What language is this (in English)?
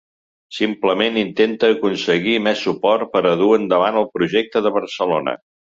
Catalan